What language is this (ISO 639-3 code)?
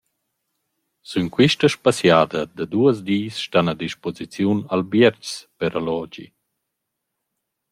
roh